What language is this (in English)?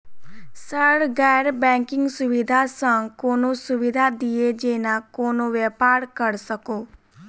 Maithili